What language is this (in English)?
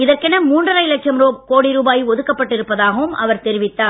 Tamil